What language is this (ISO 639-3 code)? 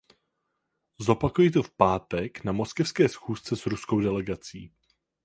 ces